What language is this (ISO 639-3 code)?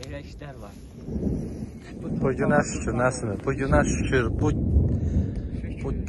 tur